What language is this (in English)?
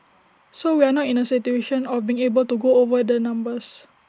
English